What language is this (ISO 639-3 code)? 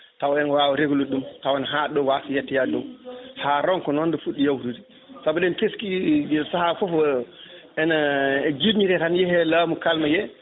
ful